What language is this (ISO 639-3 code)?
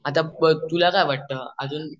mar